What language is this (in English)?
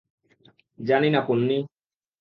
Bangla